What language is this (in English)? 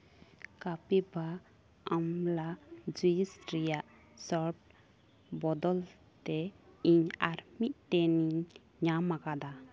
Santali